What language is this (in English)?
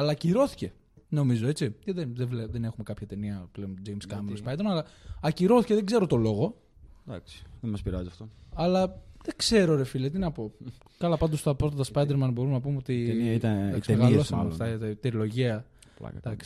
Greek